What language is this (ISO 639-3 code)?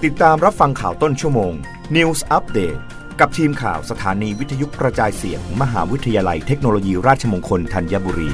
tha